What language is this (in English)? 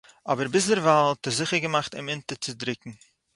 Yiddish